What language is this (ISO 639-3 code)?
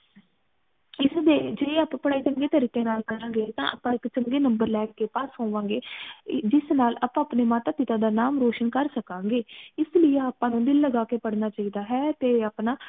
pan